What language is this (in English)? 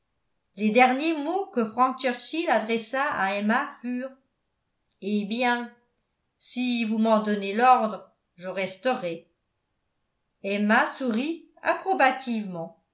French